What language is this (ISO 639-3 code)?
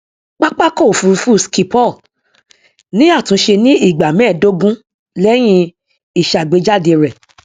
yor